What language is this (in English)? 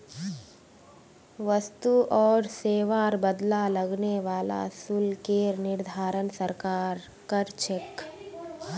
Magahi